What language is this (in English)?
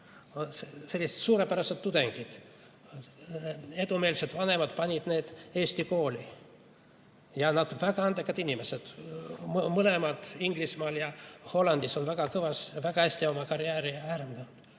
Estonian